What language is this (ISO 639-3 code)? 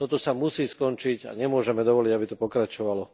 slk